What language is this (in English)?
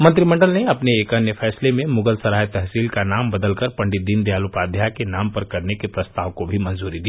Hindi